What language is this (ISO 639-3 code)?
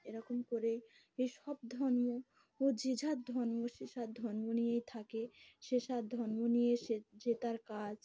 ben